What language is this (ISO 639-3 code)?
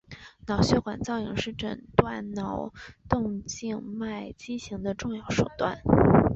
zho